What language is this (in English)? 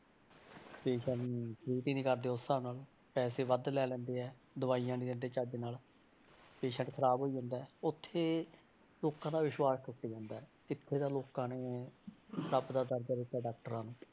Punjabi